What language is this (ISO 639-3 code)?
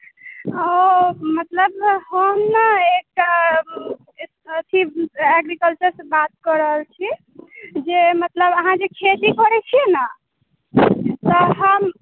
mai